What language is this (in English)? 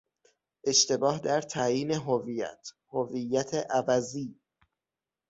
Persian